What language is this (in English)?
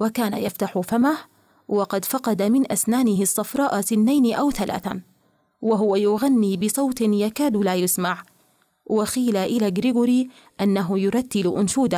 Arabic